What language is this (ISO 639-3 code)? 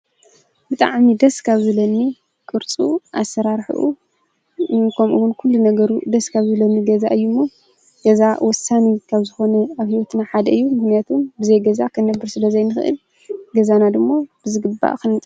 tir